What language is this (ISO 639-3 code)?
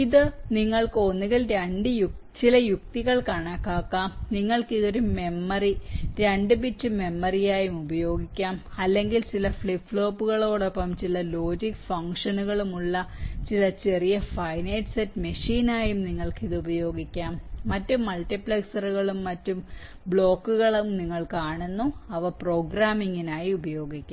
mal